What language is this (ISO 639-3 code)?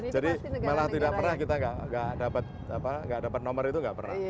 ind